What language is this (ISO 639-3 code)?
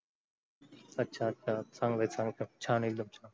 mar